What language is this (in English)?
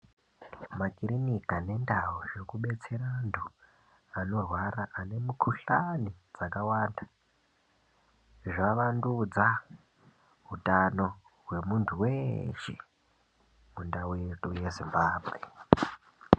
Ndau